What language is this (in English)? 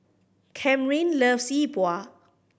English